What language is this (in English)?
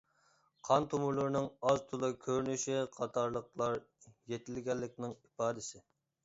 Uyghur